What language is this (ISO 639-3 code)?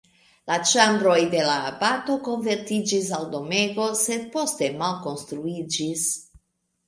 epo